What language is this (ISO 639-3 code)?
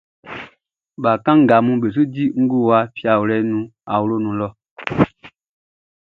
bci